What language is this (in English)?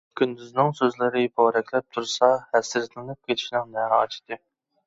Uyghur